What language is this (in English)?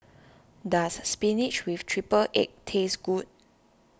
English